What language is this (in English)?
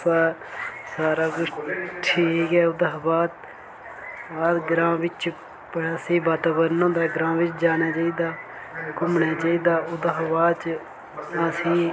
Dogri